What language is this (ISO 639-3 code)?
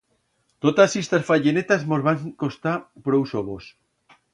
arg